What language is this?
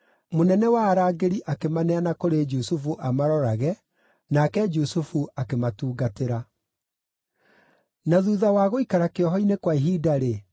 Kikuyu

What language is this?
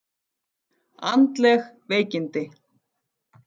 Icelandic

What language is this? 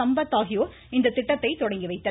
Tamil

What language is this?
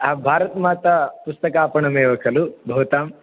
Sanskrit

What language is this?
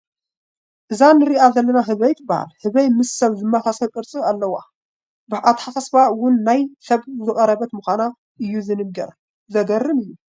Tigrinya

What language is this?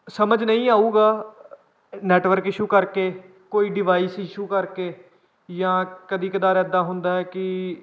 Punjabi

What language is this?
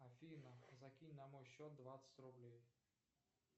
Russian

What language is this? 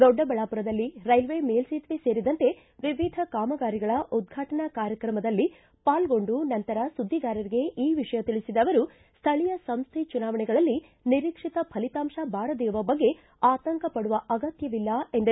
Kannada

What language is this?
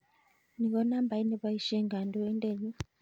Kalenjin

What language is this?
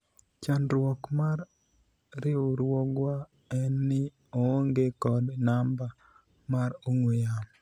Luo (Kenya and Tanzania)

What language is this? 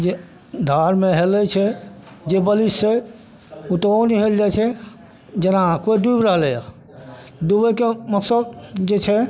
Maithili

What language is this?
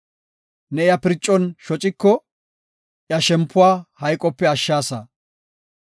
Gofa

